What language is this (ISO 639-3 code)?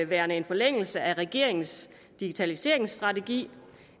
dan